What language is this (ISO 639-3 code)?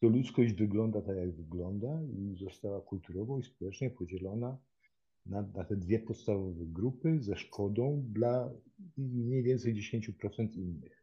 pol